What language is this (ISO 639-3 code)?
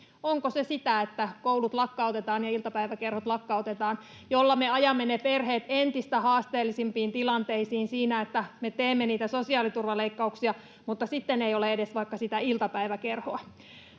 fin